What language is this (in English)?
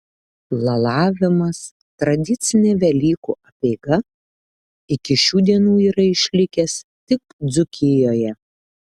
Lithuanian